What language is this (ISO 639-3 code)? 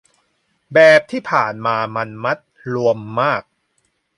tha